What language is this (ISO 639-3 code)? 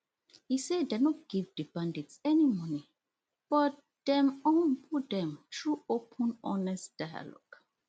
pcm